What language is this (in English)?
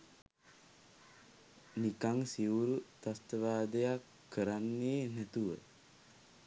Sinhala